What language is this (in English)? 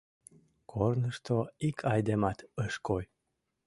Mari